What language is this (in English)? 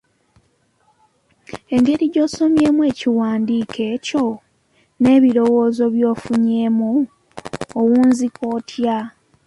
Ganda